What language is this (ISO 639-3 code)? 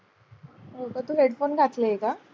mar